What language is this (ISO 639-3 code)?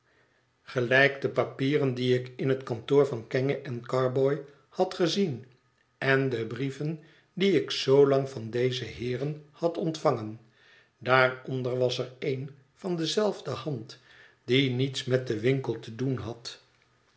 nld